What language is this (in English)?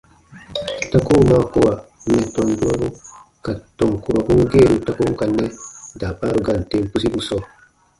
Baatonum